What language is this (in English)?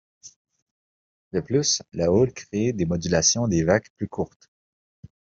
French